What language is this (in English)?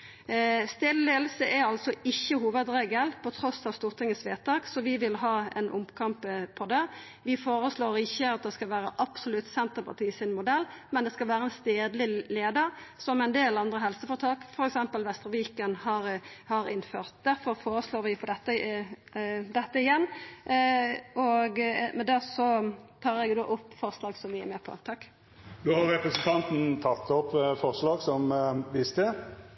Norwegian Nynorsk